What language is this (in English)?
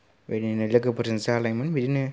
Bodo